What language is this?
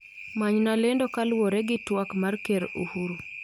Luo (Kenya and Tanzania)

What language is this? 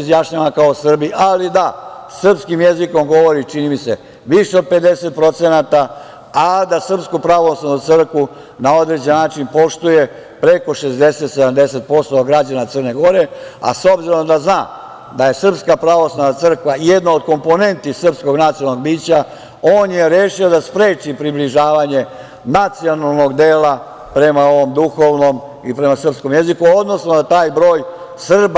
Serbian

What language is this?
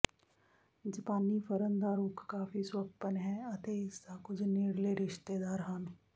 Punjabi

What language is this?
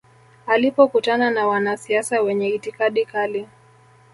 Swahili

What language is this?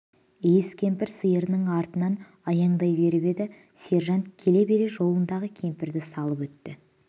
Kazakh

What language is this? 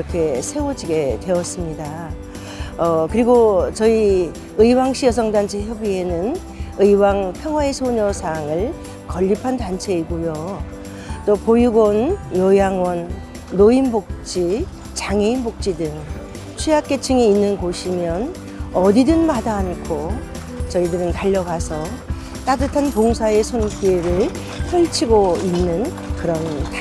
Korean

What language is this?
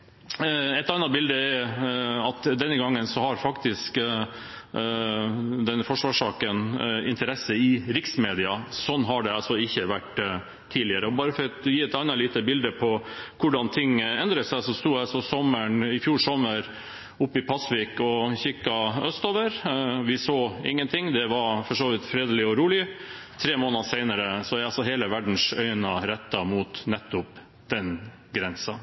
Norwegian Bokmål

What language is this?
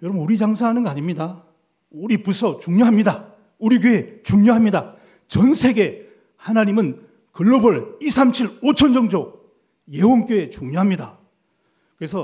Korean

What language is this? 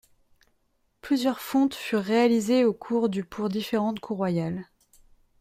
French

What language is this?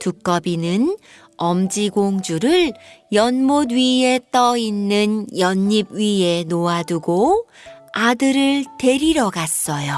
Korean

